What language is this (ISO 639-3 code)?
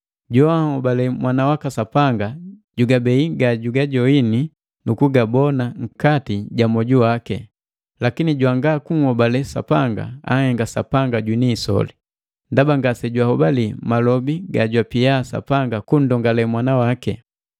mgv